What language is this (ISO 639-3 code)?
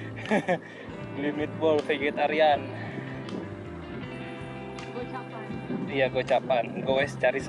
ind